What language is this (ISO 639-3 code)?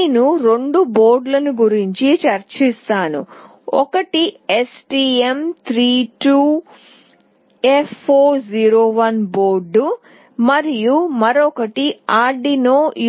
tel